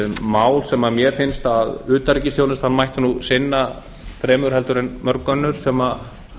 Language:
Icelandic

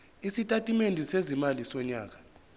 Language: Zulu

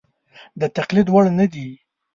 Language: Pashto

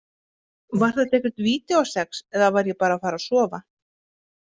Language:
Icelandic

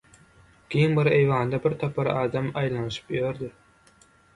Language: Turkmen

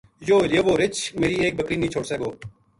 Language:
Gujari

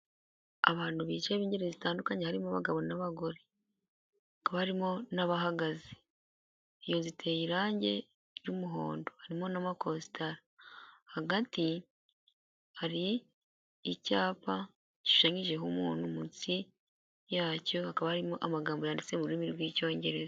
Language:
Kinyarwanda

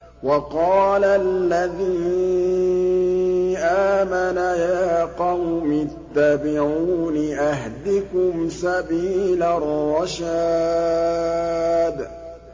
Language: Arabic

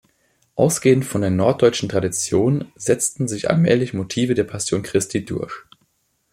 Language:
German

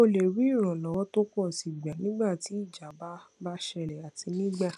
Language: Yoruba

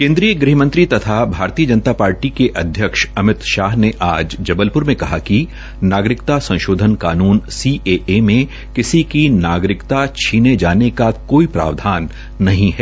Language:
Hindi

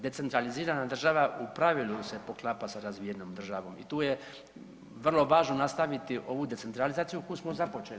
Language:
Croatian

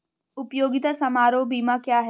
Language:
Hindi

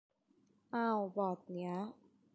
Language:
Thai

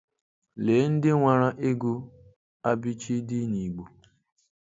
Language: Igbo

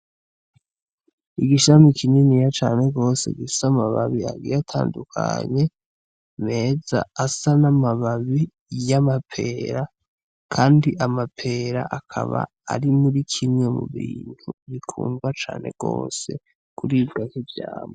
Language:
Rundi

